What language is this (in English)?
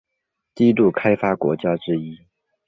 Chinese